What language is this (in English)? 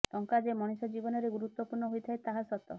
Odia